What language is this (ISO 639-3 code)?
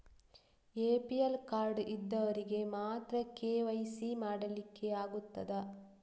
kan